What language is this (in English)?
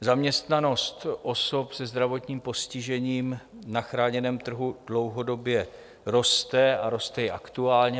Czech